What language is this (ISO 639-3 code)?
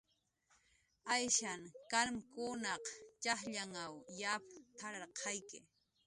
jqr